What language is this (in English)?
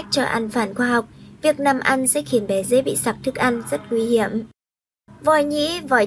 Vietnamese